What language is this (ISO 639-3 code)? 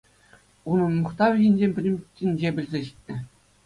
chv